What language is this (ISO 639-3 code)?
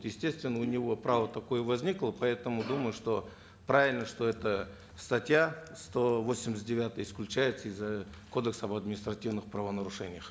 kaz